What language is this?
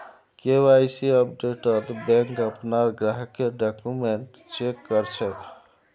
Magahi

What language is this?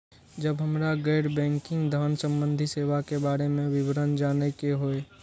Maithili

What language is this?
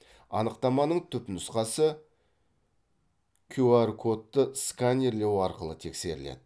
Kazakh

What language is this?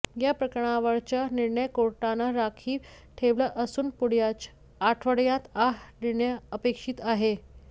Marathi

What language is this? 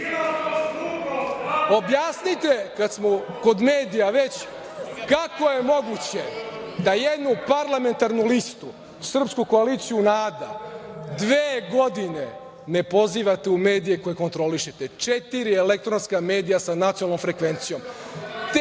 Serbian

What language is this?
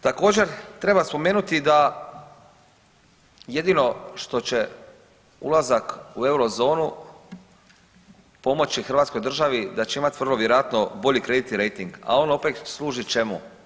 Croatian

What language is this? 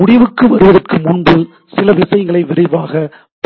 Tamil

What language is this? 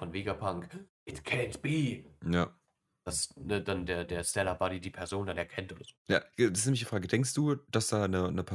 German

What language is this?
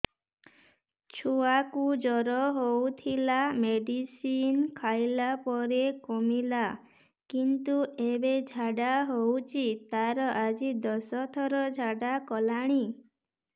Odia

